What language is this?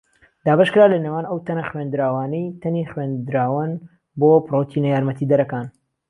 Central Kurdish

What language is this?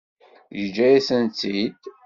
Kabyle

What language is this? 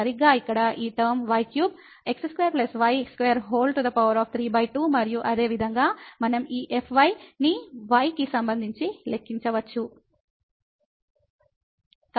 Telugu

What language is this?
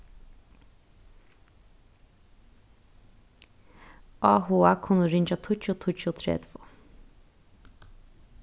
Faroese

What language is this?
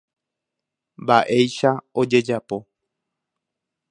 Guarani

